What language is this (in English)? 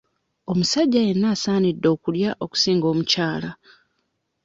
Ganda